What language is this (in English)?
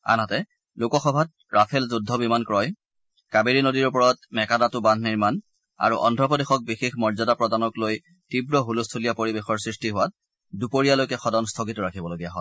Assamese